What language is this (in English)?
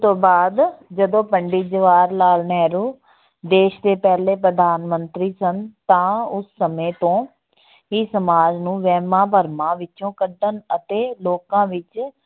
Punjabi